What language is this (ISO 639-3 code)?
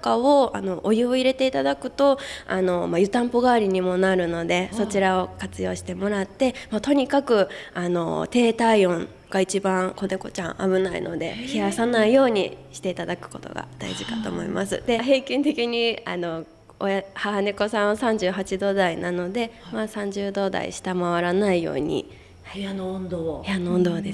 jpn